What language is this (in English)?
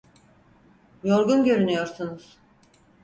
Turkish